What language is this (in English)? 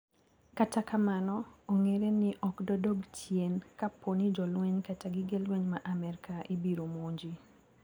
Luo (Kenya and Tanzania)